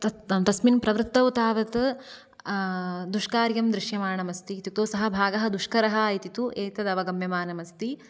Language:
Sanskrit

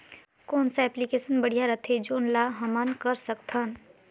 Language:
Chhattisgarhi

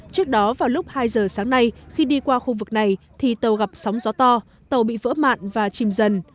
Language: Vietnamese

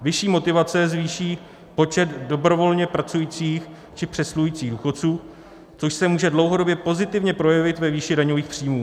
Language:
Czech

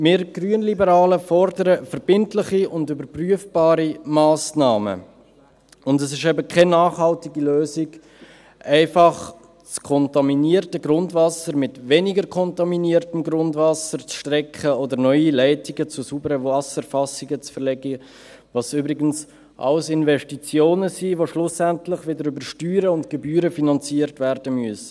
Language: Swiss German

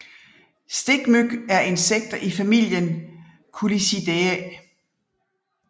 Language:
Danish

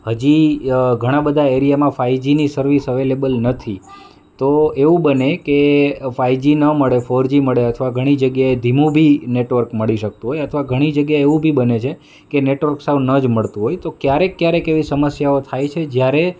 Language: Gujarati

